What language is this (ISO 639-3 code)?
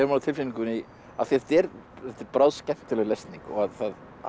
isl